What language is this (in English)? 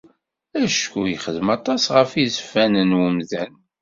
Kabyle